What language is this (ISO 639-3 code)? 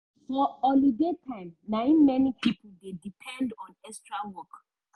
pcm